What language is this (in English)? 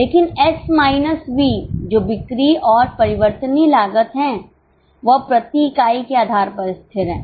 Hindi